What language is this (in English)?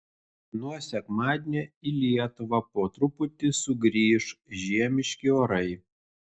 Lithuanian